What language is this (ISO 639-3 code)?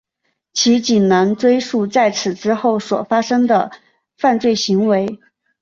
zho